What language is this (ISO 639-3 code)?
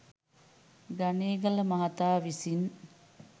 sin